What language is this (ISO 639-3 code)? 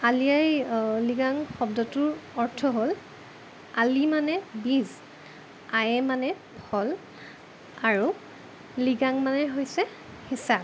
asm